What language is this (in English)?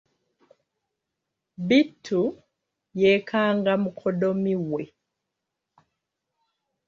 Ganda